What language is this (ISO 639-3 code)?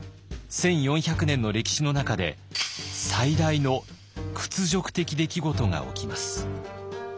jpn